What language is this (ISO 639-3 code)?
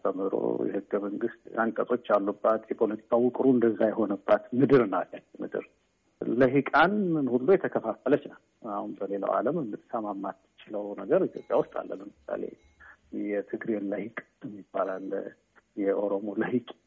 amh